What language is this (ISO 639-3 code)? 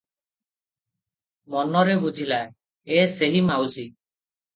ori